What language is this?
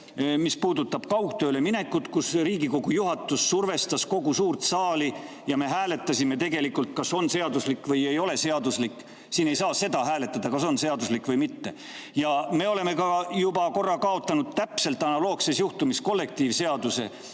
Estonian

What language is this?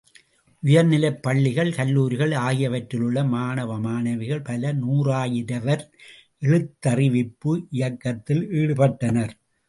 Tamil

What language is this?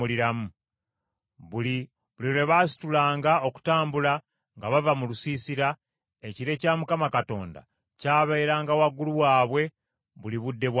Ganda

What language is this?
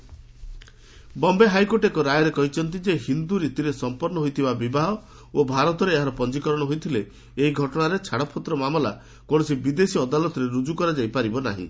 Odia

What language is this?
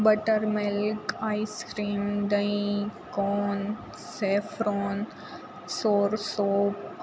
Gujarati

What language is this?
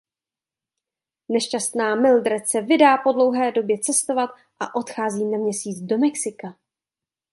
Czech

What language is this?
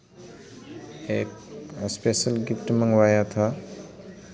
Hindi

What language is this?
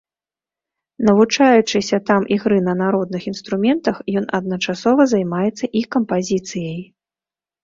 Belarusian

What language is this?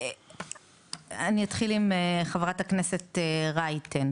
Hebrew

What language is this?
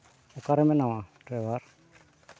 Santali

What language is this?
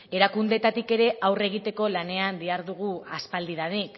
Basque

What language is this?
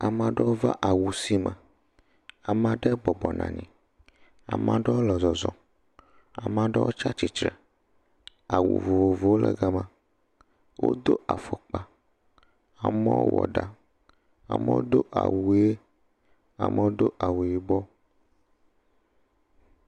Ewe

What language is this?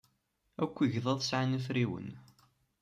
Kabyle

